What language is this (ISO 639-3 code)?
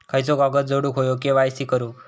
mar